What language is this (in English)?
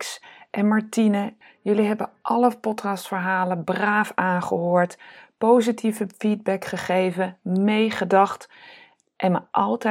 Dutch